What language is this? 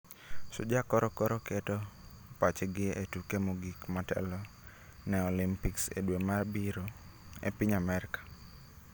Luo (Kenya and Tanzania)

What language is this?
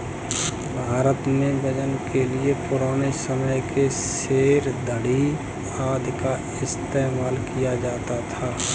Hindi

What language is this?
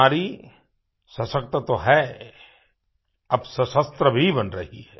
Hindi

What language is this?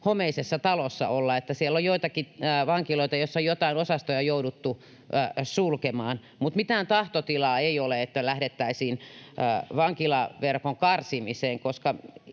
Finnish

